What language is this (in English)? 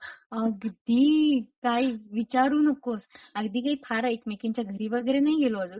Marathi